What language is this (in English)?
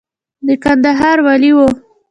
Pashto